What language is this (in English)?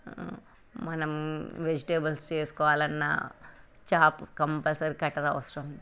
Telugu